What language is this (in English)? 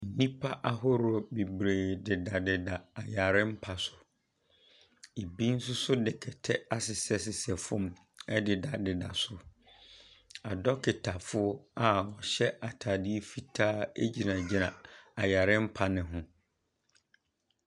Akan